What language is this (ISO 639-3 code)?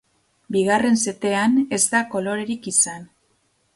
eus